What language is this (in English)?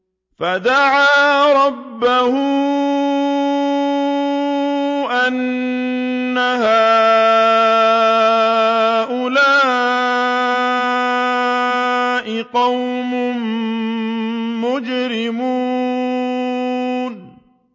Arabic